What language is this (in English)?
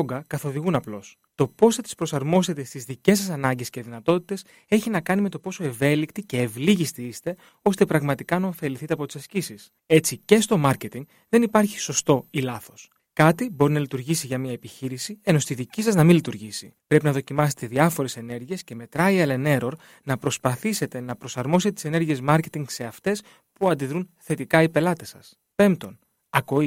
Greek